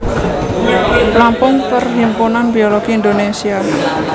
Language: Javanese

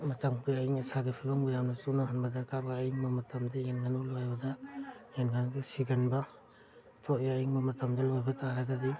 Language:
Manipuri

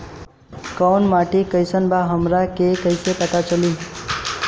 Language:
Bhojpuri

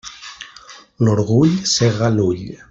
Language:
Catalan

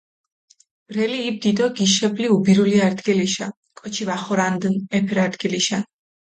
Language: Mingrelian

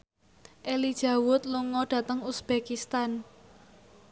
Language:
Javanese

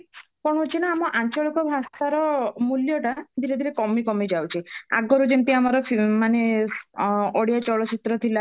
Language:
Odia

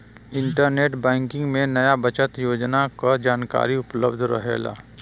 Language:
Bhojpuri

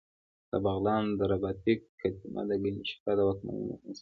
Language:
Pashto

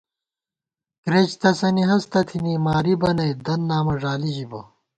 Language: Gawar-Bati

